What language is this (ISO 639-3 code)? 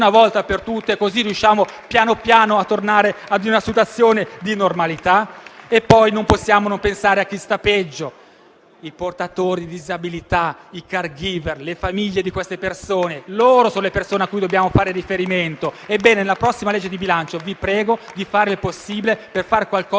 ita